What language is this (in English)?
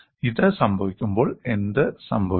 Malayalam